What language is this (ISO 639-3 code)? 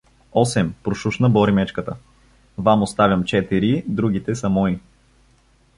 bul